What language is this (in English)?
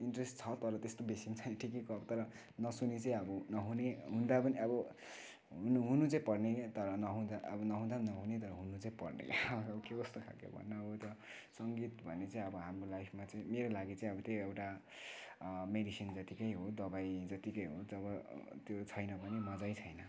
Nepali